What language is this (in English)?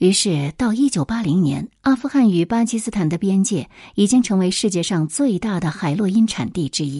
Chinese